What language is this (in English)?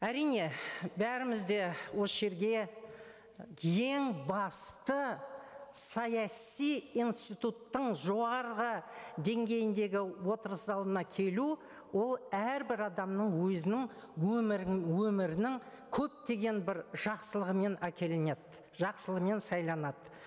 Kazakh